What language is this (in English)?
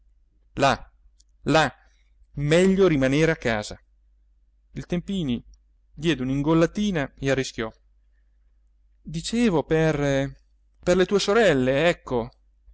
Italian